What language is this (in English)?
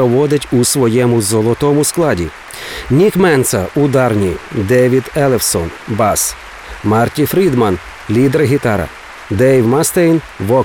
Ukrainian